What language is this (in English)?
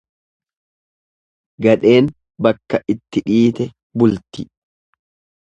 Oromo